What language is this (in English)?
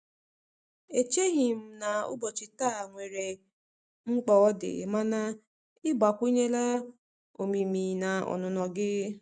Igbo